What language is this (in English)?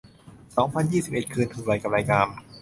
Thai